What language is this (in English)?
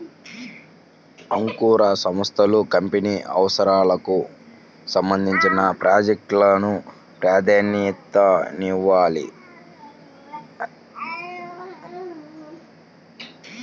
Telugu